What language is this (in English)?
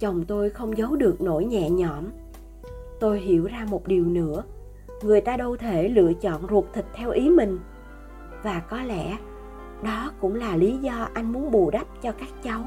Vietnamese